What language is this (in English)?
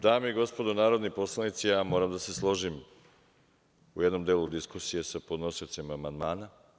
Serbian